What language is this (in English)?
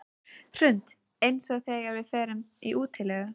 Icelandic